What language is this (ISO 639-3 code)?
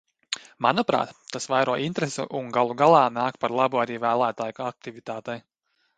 lav